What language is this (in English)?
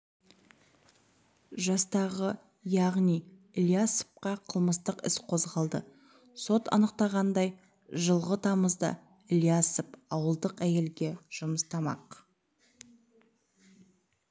Kazakh